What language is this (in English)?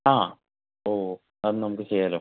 Malayalam